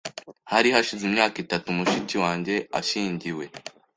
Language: Kinyarwanda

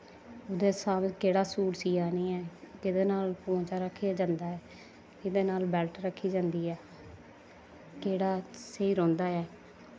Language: Dogri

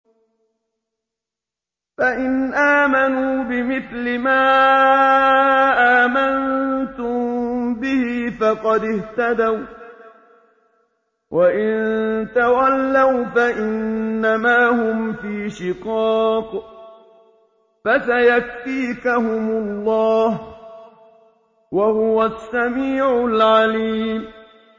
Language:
Arabic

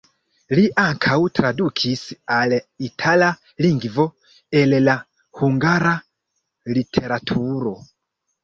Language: Esperanto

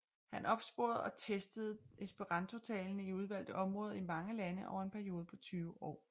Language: Danish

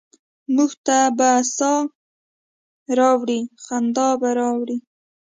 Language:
Pashto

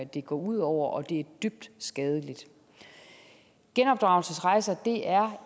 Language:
Danish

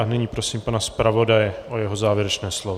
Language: Czech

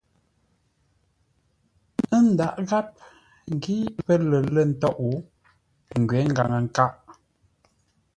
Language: Ngombale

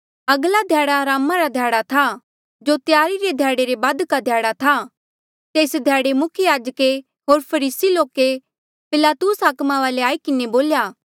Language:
Mandeali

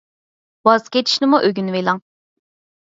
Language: Uyghur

